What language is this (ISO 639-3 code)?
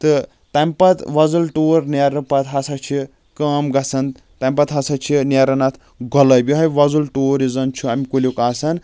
kas